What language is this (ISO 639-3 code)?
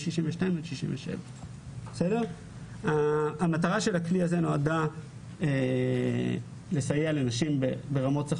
heb